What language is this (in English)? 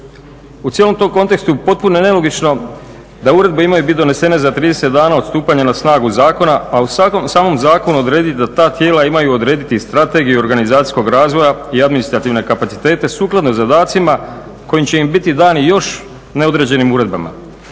Croatian